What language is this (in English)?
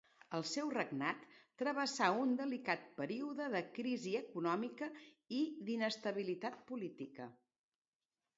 Catalan